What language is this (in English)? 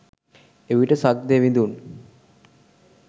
Sinhala